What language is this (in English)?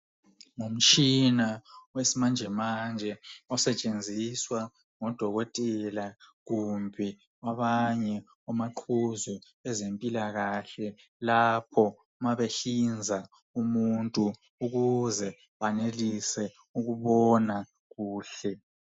North Ndebele